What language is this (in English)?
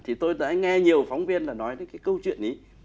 Vietnamese